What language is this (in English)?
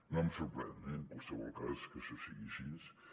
Catalan